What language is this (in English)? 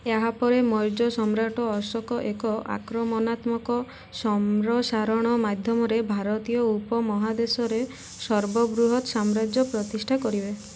Odia